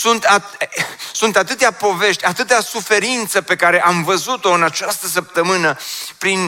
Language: Romanian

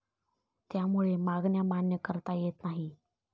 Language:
Marathi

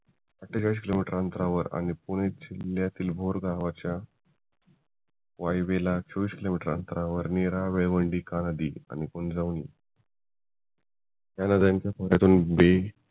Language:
Marathi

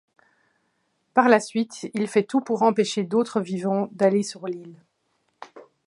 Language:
French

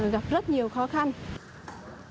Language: Vietnamese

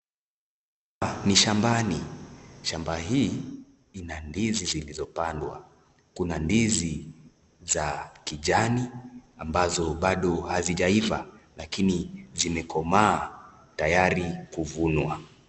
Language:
Swahili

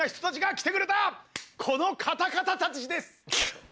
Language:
Japanese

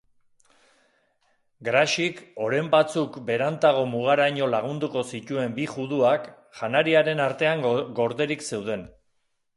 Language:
Basque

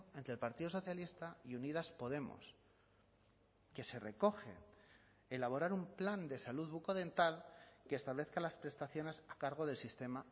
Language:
Spanish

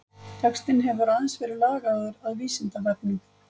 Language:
Icelandic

